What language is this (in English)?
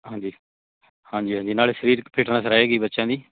Punjabi